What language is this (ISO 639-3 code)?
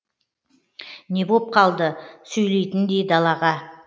kaz